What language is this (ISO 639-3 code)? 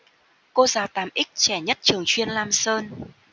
vie